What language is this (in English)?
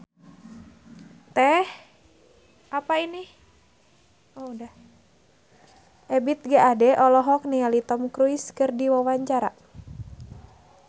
Sundanese